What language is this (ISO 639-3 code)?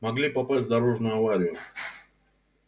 rus